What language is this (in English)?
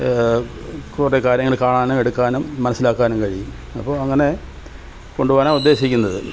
Malayalam